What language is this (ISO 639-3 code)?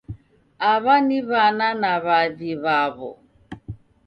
dav